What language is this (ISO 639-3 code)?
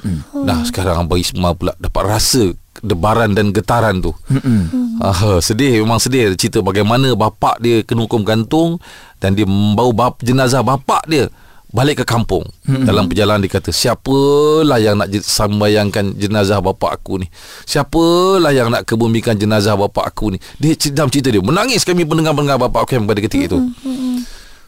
msa